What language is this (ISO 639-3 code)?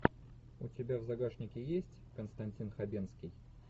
rus